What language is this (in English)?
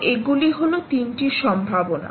Bangla